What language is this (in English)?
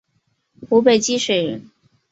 Chinese